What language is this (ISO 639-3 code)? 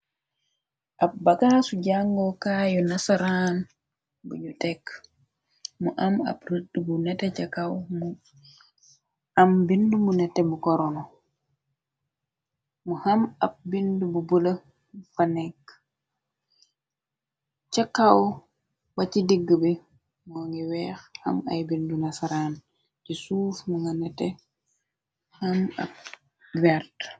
wol